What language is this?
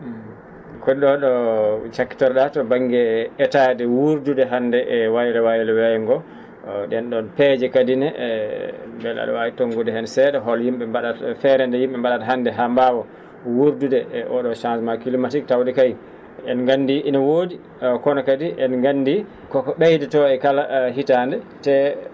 Fula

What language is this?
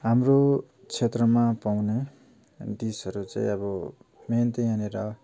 Nepali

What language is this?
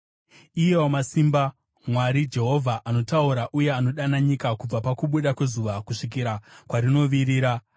Shona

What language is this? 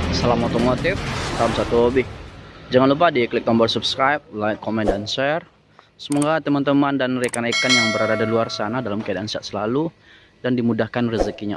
Indonesian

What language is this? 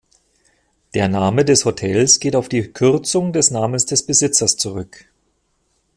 German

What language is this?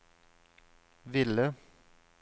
Norwegian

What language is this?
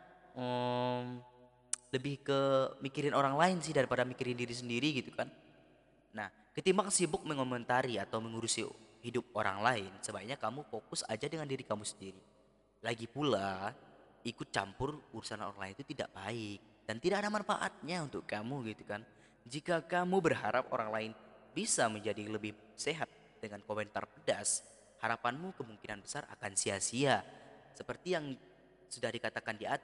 Indonesian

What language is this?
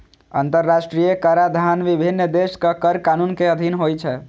Maithili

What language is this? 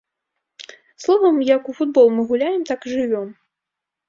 Belarusian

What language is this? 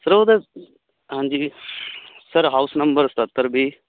Punjabi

